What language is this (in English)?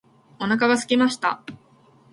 Japanese